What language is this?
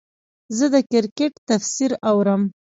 Pashto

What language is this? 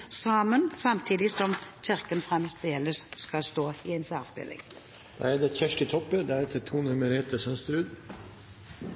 Norwegian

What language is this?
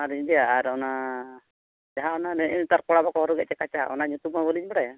Santali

